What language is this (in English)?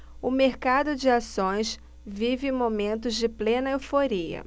Portuguese